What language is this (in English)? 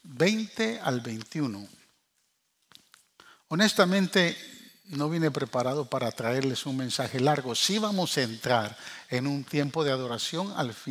Spanish